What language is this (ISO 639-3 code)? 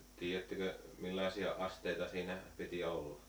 fin